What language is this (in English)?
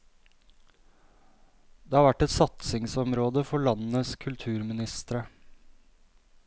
Norwegian